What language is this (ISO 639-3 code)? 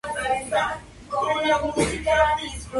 spa